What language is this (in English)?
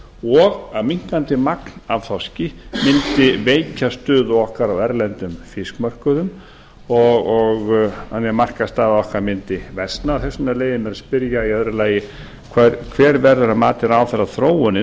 Icelandic